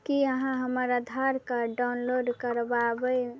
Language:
Maithili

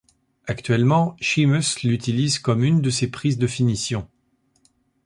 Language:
French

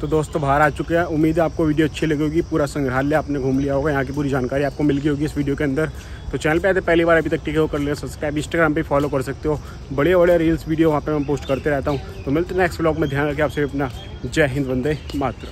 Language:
Hindi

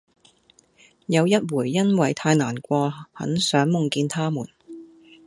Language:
Cantonese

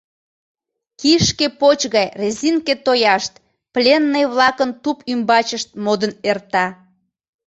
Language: Mari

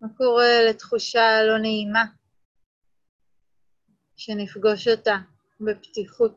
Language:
Hebrew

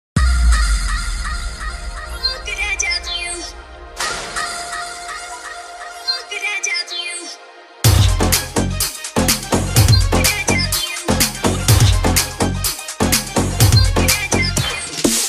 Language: Arabic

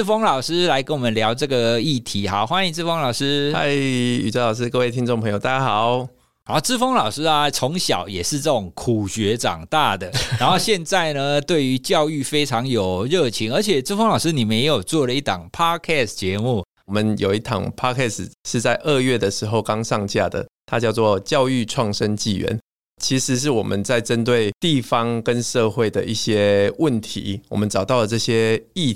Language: Chinese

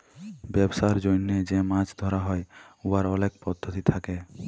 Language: Bangla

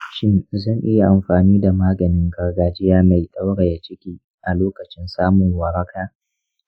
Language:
Hausa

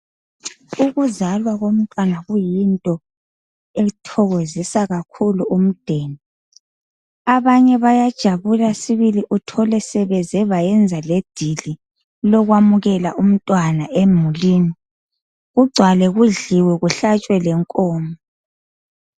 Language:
North Ndebele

